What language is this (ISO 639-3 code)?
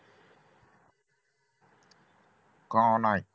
mar